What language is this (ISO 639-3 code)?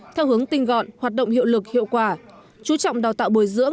vie